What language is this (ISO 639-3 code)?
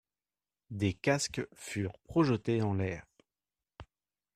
fra